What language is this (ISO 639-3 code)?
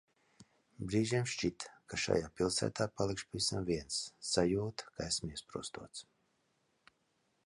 lav